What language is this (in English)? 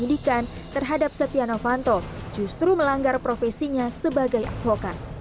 Indonesian